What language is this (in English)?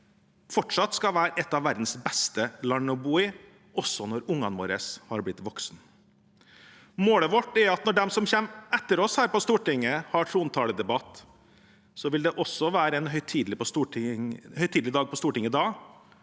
Norwegian